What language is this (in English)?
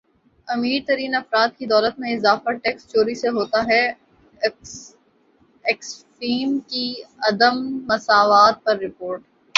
Urdu